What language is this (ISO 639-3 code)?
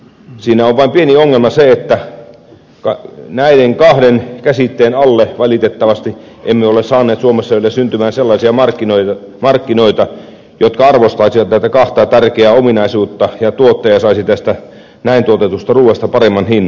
fin